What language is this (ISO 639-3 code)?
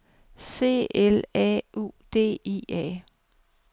dan